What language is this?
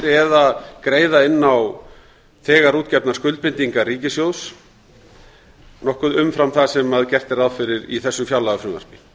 Icelandic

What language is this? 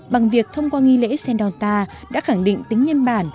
Vietnamese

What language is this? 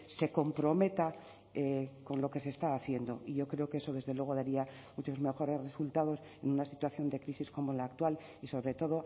Spanish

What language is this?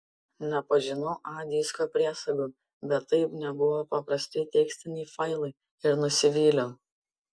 Lithuanian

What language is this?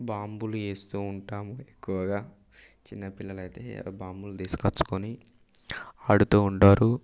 Telugu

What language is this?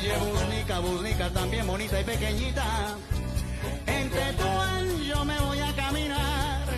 Arabic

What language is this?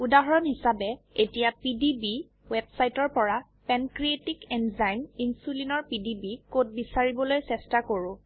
Assamese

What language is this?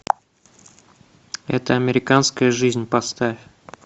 Russian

